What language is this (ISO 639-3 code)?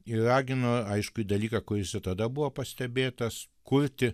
lit